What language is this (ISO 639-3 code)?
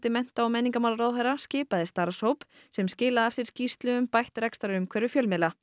isl